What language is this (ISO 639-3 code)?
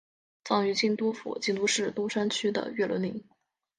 zho